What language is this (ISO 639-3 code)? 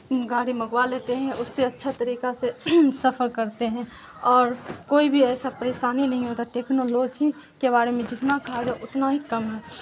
urd